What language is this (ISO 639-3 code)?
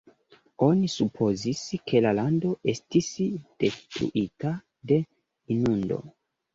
epo